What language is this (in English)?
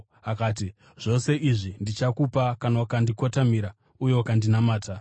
Shona